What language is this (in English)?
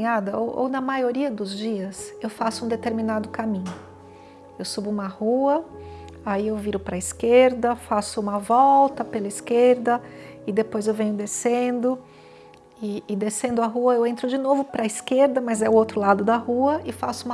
Portuguese